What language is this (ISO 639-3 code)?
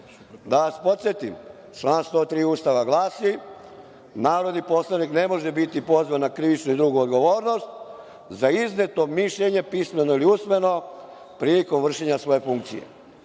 srp